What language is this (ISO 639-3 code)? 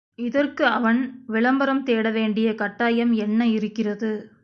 tam